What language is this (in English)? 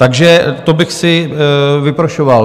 Czech